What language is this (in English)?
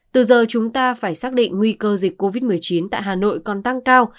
Vietnamese